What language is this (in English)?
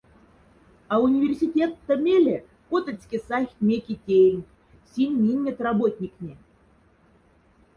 Moksha